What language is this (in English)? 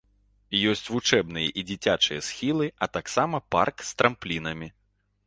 Belarusian